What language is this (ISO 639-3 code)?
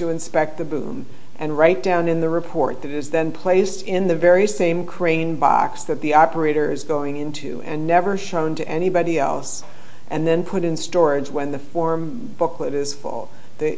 eng